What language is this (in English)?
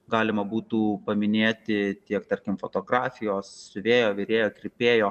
Lithuanian